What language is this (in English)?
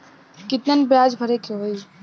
Bhojpuri